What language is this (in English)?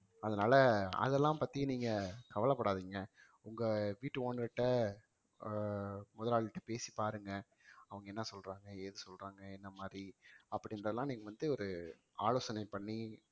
Tamil